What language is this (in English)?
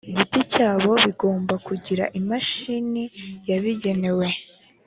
Kinyarwanda